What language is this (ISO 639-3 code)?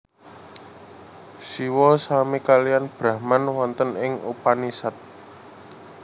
jav